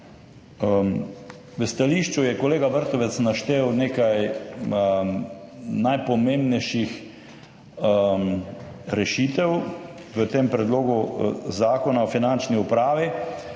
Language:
Slovenian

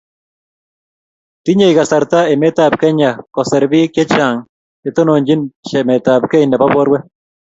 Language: Kalenjin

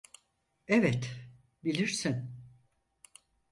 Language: Turkish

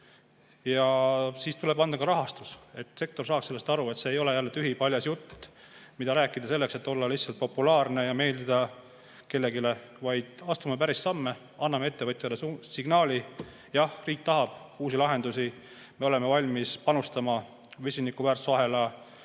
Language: Estonian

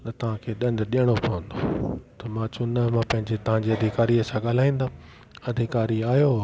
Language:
Sindhi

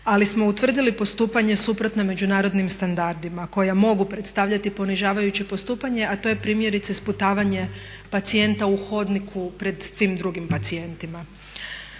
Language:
Croatian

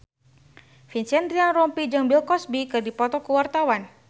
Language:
Sundanese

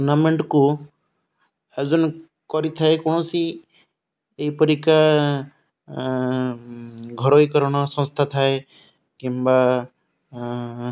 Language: Odia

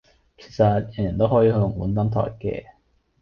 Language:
Cantonese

